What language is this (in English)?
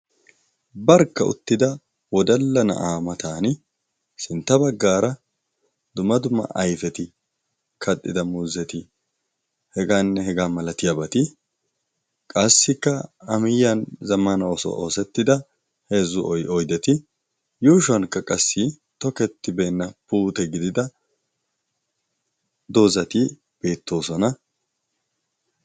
Wolaytta